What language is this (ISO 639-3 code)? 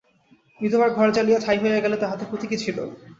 ben